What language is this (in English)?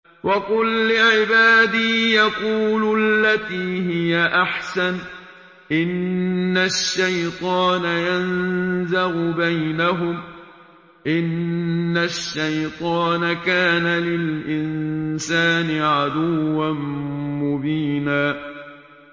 Arabic